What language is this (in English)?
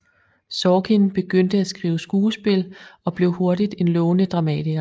Danish